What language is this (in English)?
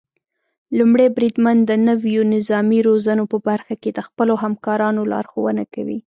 Pashto